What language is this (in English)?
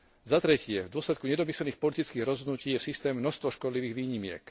Slovak